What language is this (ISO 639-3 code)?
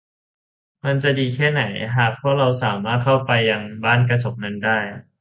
tha